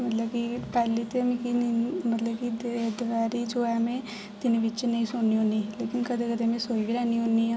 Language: Dogri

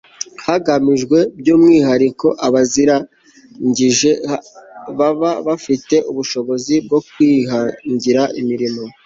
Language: Kinyarwanda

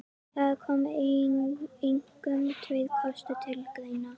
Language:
Icelandic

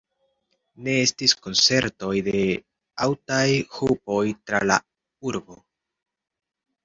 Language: Esperanto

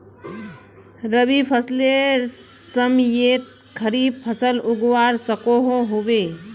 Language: Magahi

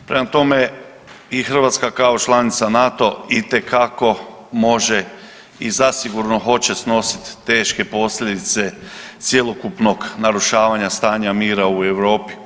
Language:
Croatian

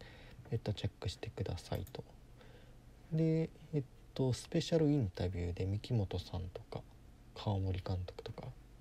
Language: Japanese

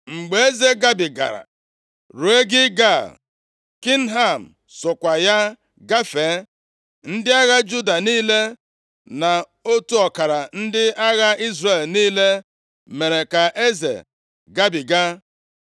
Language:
Igbo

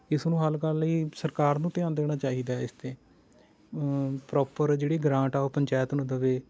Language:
Punjabi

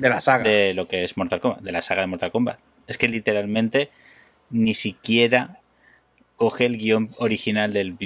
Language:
Spanish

